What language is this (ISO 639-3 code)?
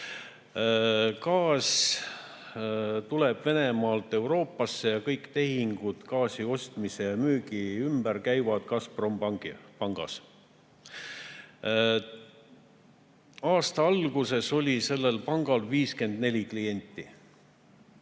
est